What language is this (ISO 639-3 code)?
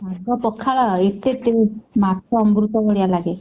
ori